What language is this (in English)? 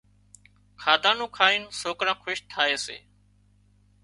Wadiyara Koli